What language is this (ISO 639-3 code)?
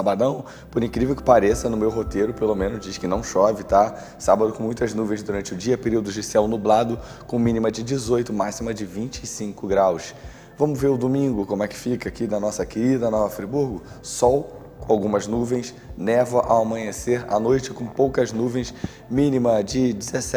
por